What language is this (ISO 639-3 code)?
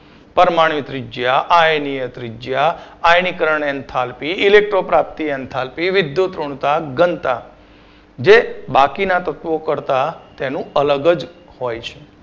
guj